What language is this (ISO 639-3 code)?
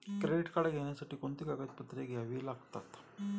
mar